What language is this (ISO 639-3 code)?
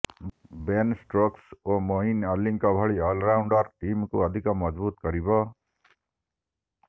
ori